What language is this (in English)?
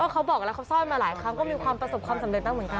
Thai